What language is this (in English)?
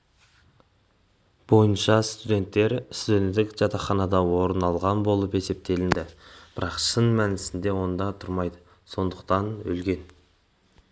Kazakh